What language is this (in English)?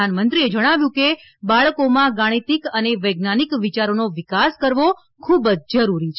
Gujarati